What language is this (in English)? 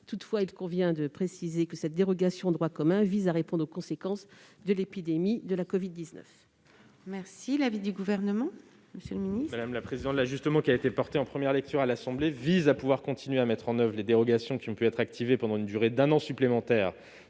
French